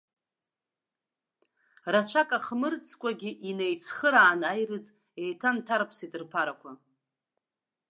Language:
Abkhazian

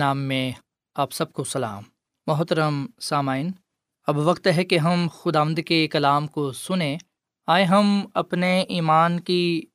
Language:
Urdu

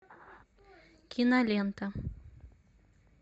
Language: Russian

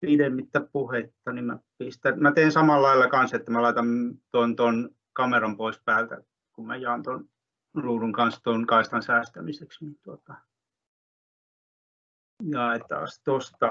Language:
Finnish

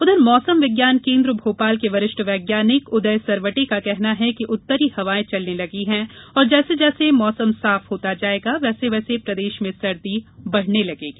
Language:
Hindi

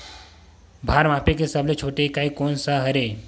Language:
Chhattisgarhi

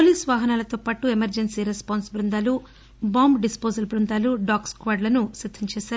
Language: Telugu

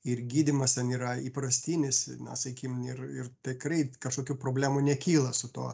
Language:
Lithuanian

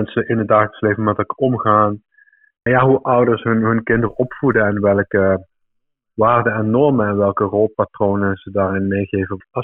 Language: Dutch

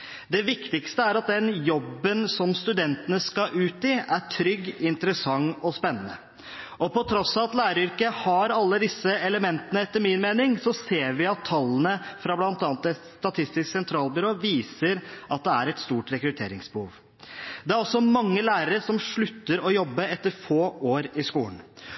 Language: Norwegian Bokmål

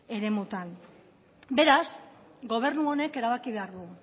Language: Basque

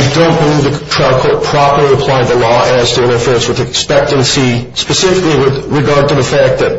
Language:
English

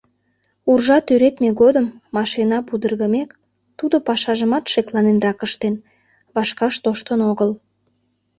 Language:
Mari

